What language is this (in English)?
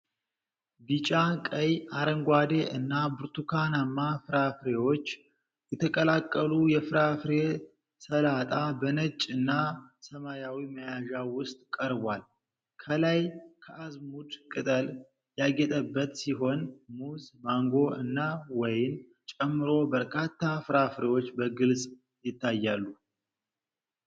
Amharic